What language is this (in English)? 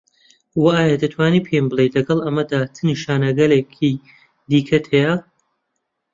Central Kurdish